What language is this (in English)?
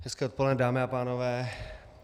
Czech